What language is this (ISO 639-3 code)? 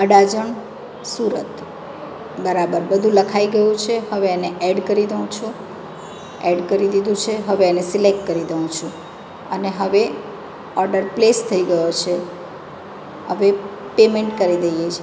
guj